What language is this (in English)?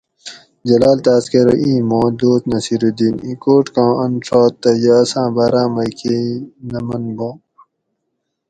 Gawri